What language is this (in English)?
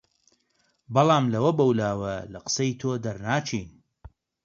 Central Kurdish